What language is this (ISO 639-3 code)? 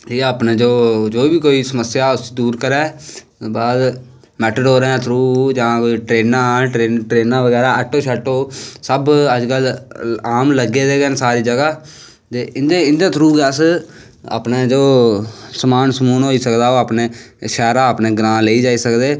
doi